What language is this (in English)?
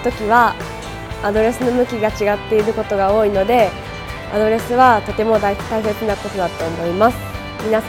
Japanese